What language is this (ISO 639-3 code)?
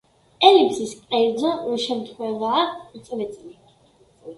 kat